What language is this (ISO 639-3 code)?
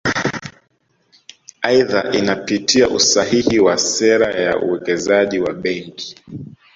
swa